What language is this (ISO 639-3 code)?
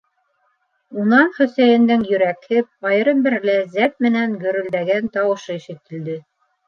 bak